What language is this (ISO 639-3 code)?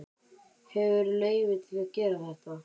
isl